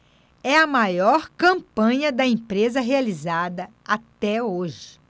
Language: Portuguese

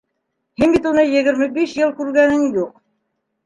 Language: Bashkir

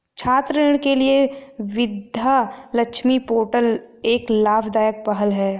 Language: Hindi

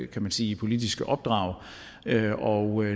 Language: Danish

